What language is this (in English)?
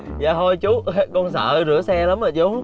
Vietnamese